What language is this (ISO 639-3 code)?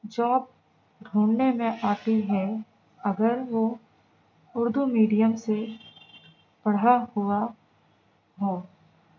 urd